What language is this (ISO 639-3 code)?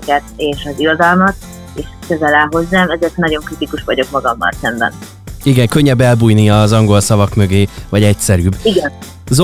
hun